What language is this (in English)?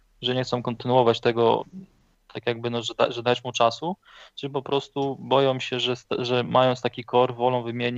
Polish